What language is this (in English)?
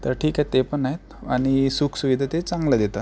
Marathi